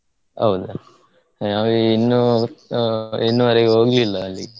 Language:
Kannada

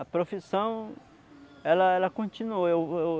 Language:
Portuguese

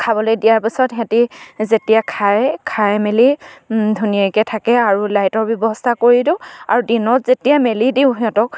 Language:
Assamese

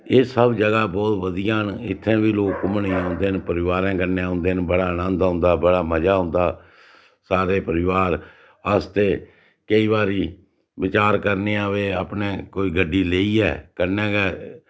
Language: Dogri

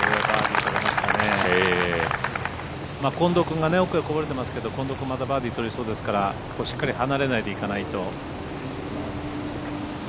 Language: Japanese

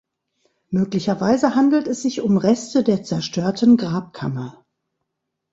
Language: German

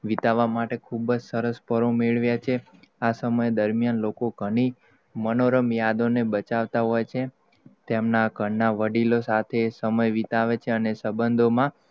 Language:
Gujarati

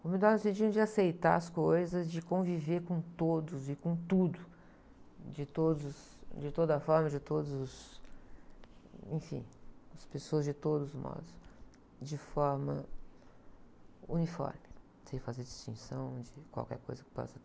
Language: Portuguese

